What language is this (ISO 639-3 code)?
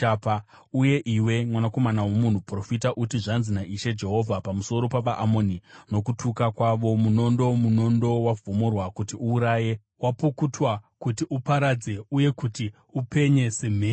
sna